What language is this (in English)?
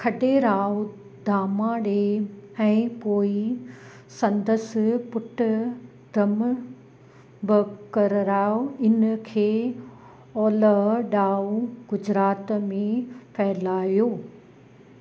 Sindhi